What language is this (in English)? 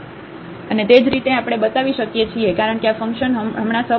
Gujarati